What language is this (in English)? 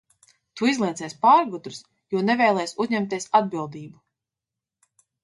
Latvian